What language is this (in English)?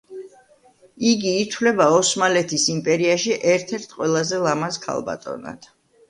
Georgian